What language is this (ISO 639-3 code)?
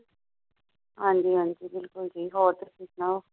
pan